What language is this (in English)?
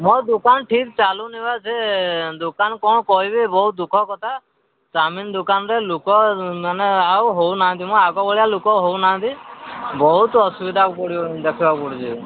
Odia